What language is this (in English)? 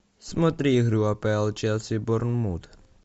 Russian